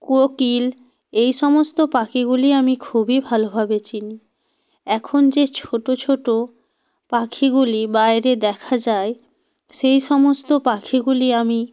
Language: Bangla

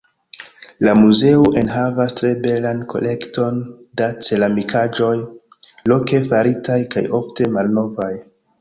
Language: Esperanto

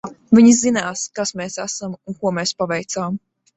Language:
Latvian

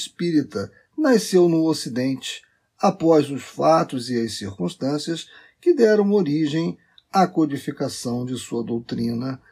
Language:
Portuguese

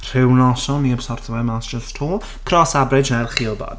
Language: Welsh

